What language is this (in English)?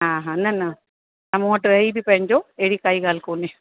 Sindhi